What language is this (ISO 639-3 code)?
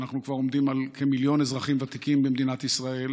heb